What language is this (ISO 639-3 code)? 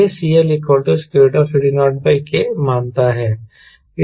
hin